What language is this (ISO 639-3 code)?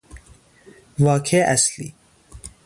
fas